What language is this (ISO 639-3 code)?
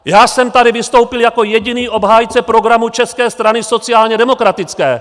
ces